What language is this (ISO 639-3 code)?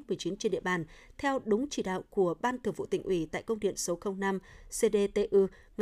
vie